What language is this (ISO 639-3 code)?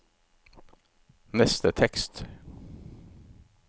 nor